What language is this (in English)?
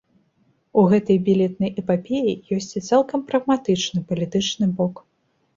Belarusian